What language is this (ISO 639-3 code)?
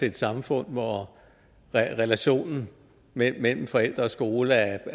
dan